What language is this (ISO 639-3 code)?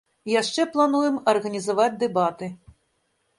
bel